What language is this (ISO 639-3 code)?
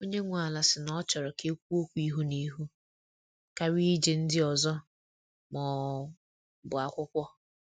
ibo